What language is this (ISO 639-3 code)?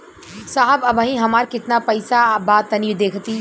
bho